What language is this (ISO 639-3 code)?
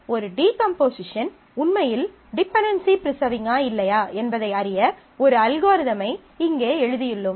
tam